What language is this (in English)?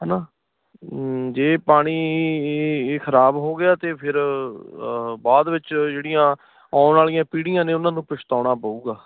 Punjabi